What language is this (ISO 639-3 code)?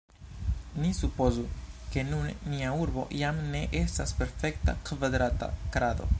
epo